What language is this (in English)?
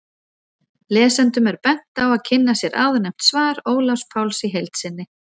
Icelandic